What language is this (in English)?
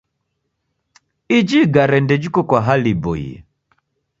Taita